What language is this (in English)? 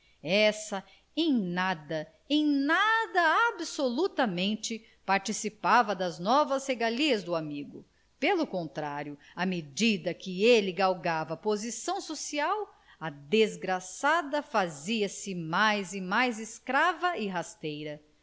Portuguese